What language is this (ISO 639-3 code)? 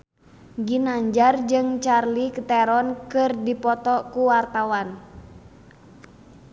sun